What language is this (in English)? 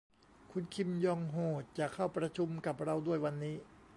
Thai